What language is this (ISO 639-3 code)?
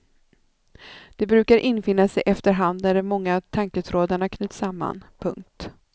swe